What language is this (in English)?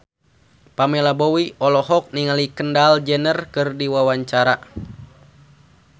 Sundanese